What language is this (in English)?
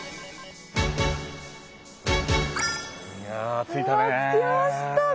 Japanese